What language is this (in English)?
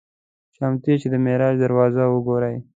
Pashto